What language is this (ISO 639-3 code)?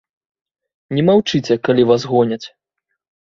bel